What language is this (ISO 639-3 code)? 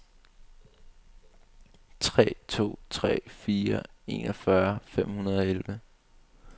dan